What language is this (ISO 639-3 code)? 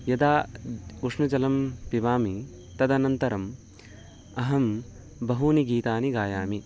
san